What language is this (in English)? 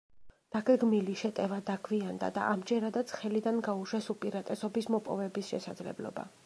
Georgian